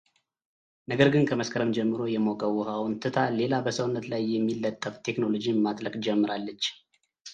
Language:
Amharic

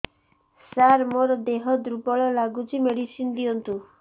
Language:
Odia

